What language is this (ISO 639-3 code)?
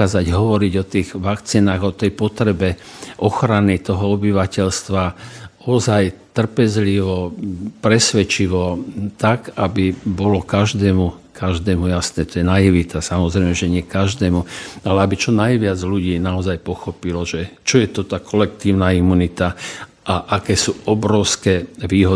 slk